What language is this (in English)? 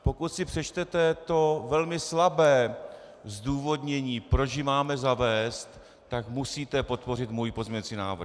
Czech